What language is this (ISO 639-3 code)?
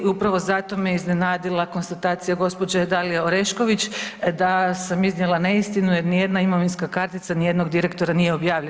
hrv